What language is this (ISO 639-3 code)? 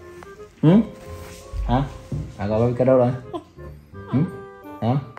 vie